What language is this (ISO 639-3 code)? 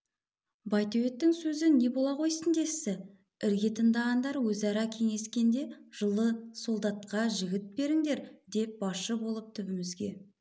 kaz